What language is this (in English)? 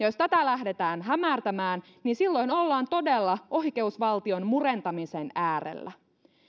Finnish